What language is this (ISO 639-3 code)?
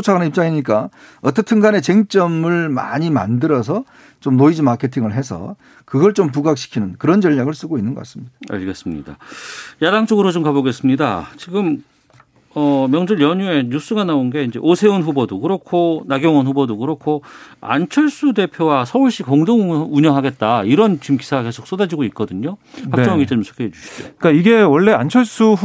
kor